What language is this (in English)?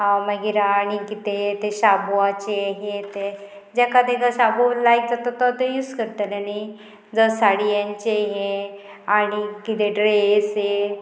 Konkani